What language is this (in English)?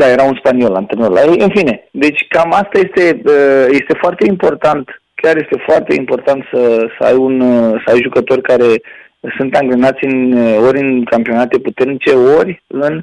Romanian